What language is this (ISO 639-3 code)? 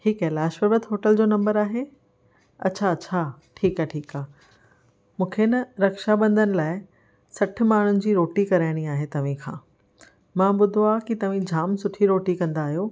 snd